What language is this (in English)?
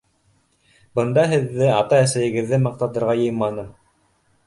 Bashkir